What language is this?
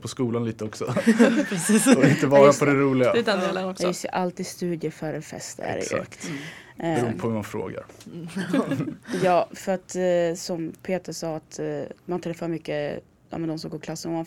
Swedish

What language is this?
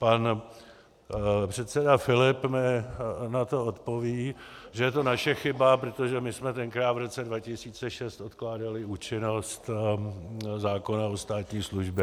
Czech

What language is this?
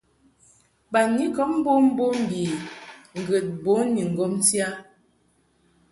Mungaka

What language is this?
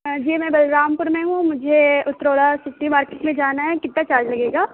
Urdu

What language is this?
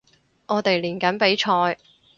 Cantonese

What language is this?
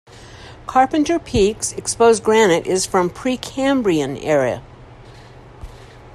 English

